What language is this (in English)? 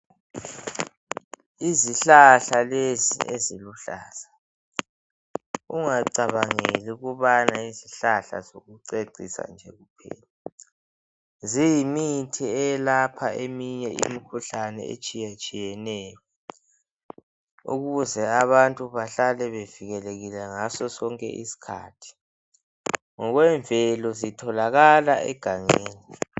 North Ndebele